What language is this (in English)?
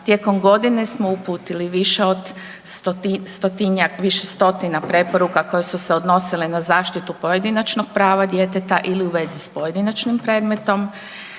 Croatian